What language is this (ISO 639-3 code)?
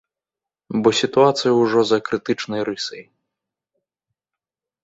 bel